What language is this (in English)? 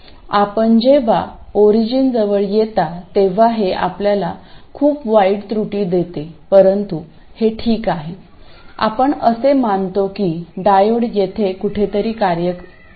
Marathi